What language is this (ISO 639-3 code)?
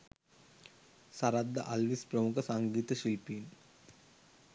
sin